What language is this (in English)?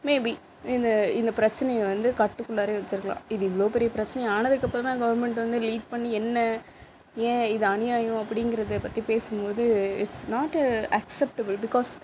Tamil